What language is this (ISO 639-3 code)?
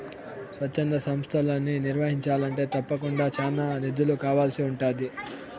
tel